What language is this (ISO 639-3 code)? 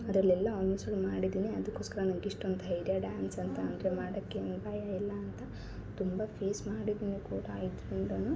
kan